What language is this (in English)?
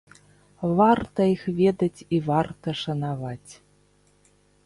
Belarusian